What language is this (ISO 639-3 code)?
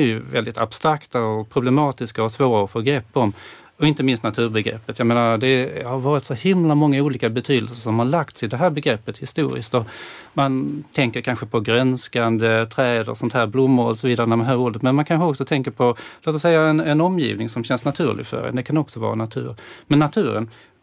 swe